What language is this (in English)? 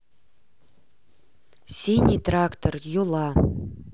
Russian